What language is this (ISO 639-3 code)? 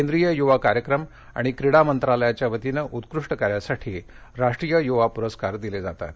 mar